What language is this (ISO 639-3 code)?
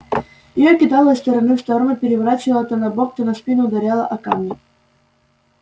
rus